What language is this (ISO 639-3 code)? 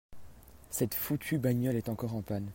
fra